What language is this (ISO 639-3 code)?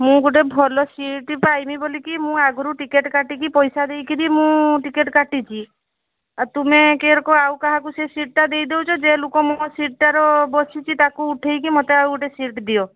ori